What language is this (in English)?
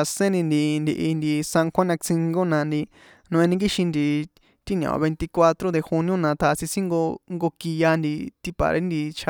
San Juan Atzingo Popoloca